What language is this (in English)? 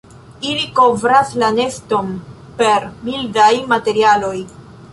Esperanto